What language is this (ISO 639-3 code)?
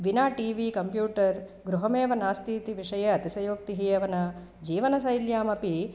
san